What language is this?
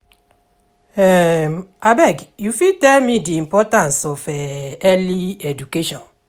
Nigerian Pidgin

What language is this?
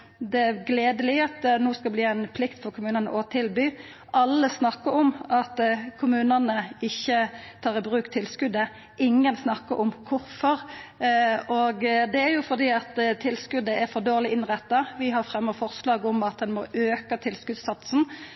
Norwegian Nynorsk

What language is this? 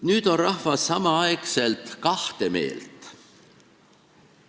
Estonian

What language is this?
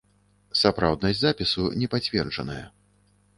Belarusian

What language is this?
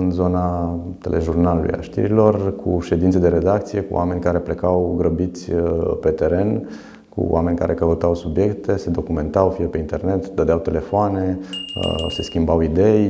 Romanian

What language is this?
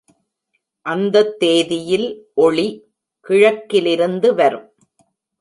Tamil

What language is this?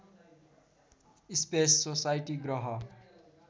Nepali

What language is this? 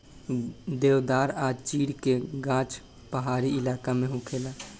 Bhojpuri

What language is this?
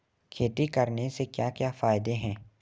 Hindi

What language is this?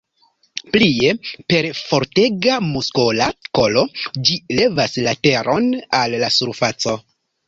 Esperanto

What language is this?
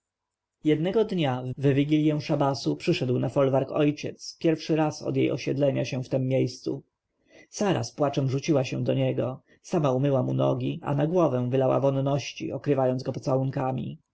Polish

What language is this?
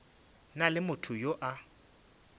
Northern Sotho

